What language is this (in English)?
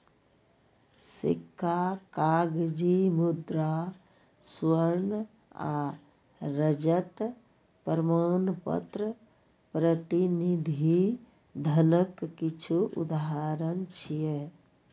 Maithili